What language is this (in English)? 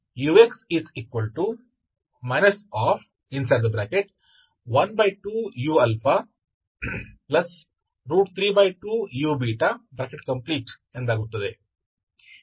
Kannada